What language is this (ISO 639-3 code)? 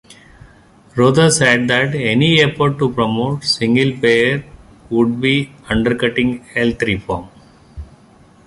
eng